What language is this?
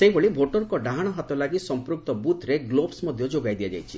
Odia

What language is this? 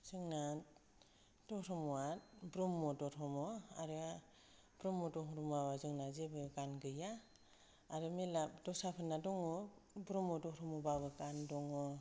Bodo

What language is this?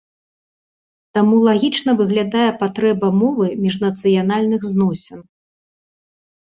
Belarusian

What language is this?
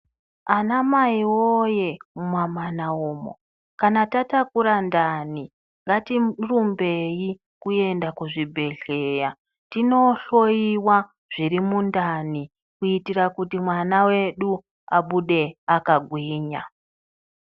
Ndau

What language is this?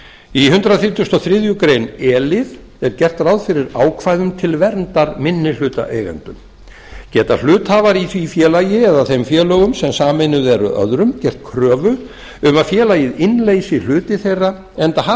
Icelandic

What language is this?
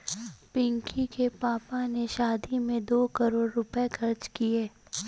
Hindi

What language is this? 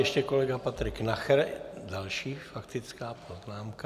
Czech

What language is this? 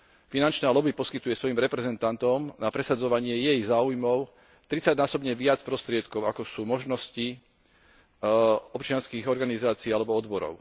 Slovak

